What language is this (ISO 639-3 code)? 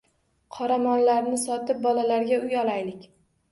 uzb